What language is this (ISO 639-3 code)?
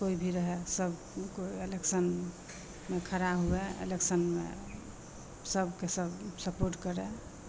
mai